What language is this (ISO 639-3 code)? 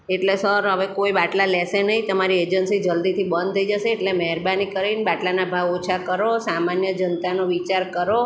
guj